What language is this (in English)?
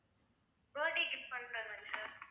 Tamil